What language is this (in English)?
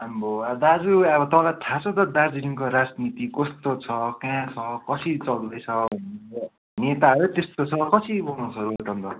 Nepali